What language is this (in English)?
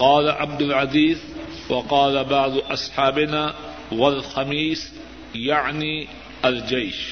Urdu